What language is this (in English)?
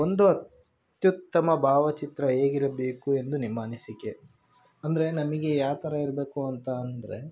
Kannada